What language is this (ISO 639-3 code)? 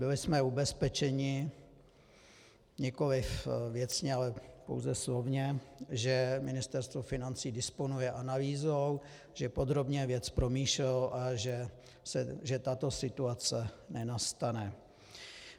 ces